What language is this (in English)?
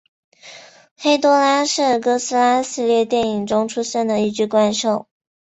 Chinese